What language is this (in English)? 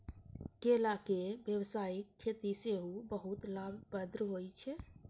Maithili